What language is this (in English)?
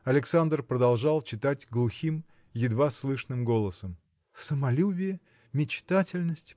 Russian